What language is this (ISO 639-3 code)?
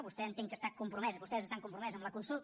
cat